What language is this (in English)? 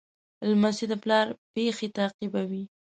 Pashto